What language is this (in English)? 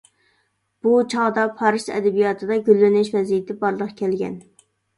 Uyghur